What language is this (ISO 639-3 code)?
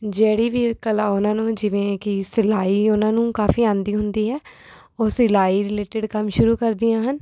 pan